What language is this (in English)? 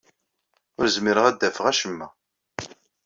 Kabyle